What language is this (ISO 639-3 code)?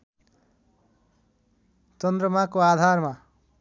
nep